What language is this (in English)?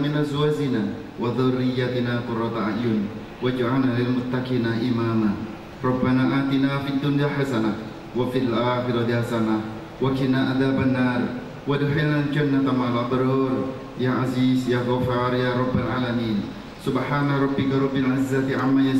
Indonesian